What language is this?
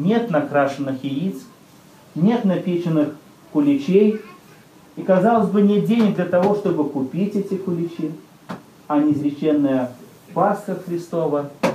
Russian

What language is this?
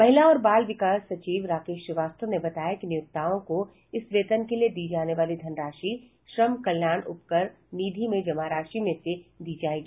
Hindi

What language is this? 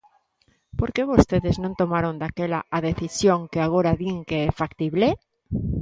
Galician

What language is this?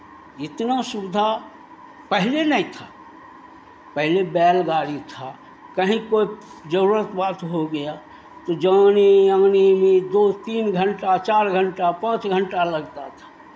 Hindi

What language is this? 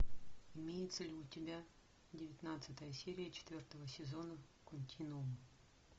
Russian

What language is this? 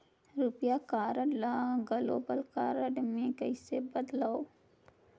Chhattisgarhi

